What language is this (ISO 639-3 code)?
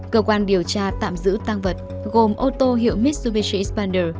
vie